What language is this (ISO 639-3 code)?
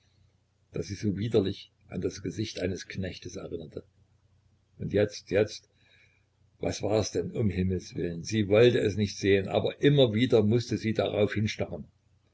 deu